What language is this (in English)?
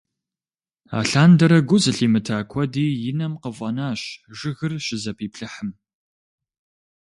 Kabardian